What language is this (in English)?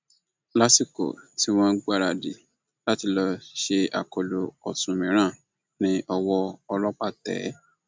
Yoruba